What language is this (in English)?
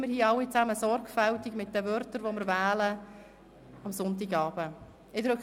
Swiss German